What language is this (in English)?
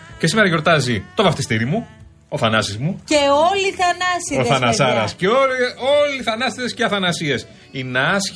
Greek